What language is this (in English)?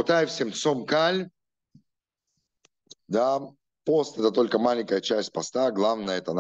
Russian